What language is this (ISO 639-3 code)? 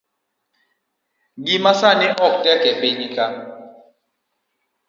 luo